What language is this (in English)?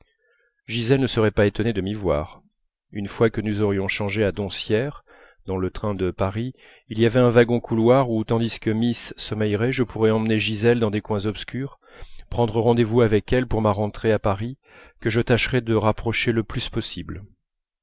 French